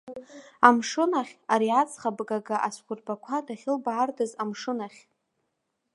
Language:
Abkhazian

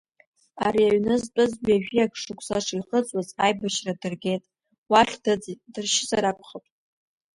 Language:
Abkhazian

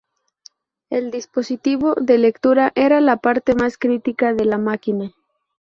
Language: Spanish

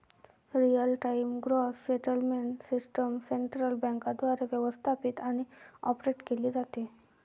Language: Marathi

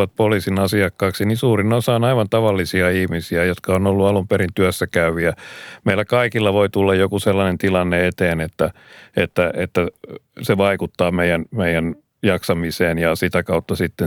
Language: Finnish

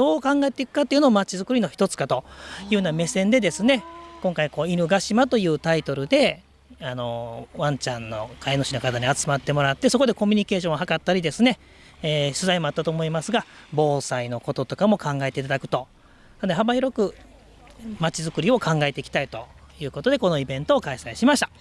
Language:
Japanese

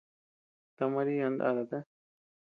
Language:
Tepeuxila Cuicatec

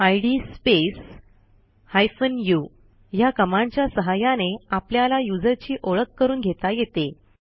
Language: Marathi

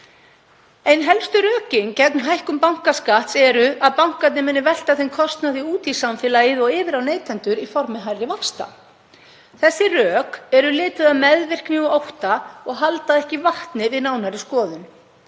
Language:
Icelandic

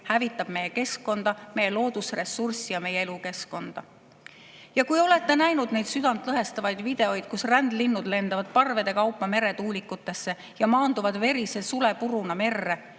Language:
Estonian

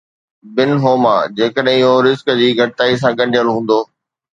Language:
Sindhi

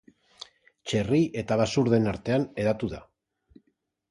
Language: Basque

